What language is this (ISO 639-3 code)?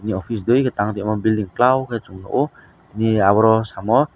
trp